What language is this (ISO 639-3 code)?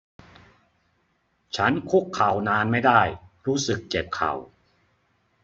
tha